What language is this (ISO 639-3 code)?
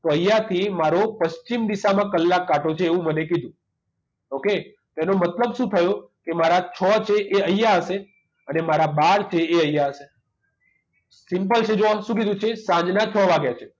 guj